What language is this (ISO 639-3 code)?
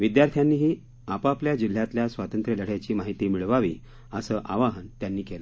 mar